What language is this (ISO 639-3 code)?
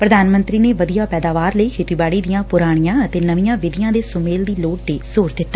pan